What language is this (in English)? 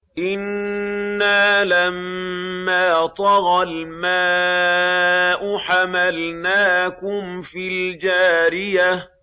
Arabic